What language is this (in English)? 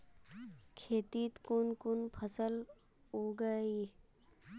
Magahi